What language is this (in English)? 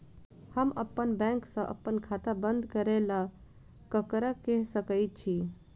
Maithili